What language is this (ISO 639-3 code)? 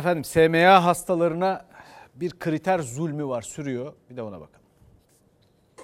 tur